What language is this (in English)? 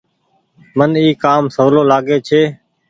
Goaria